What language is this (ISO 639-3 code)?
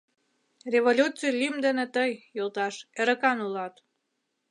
chm